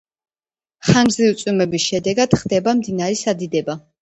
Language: Georgian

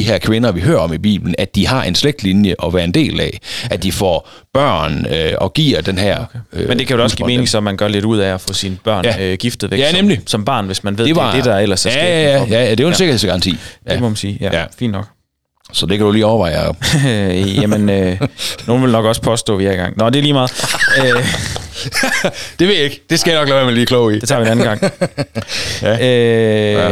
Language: Danish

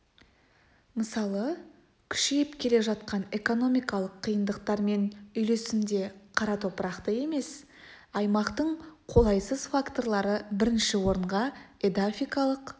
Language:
Kazakh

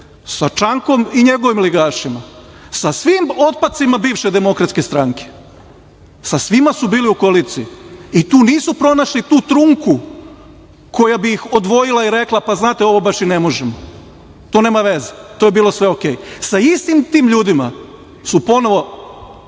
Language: Serbian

